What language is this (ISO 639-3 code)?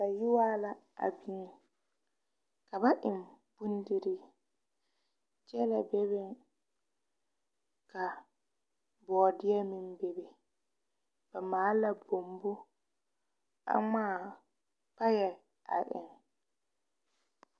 dga